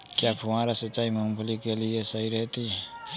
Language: Hindi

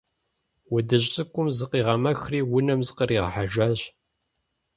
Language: Kabardian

